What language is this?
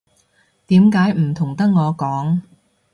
Cantonese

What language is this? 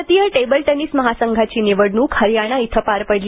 Marathi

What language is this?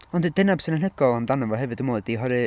Welsh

